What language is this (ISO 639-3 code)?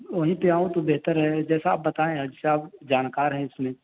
urd